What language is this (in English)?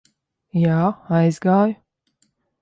Latvian